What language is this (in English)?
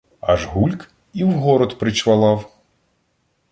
Ukrainian